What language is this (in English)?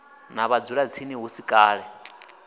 Venda